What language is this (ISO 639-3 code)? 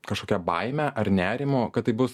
lit